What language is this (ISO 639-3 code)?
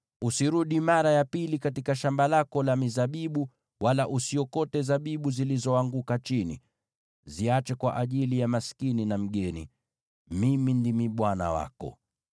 swa